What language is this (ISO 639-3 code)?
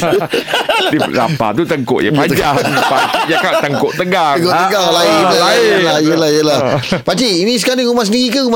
msa